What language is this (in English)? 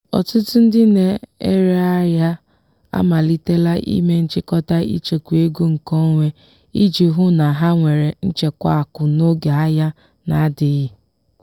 Igbo